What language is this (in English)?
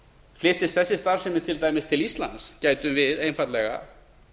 Icelandic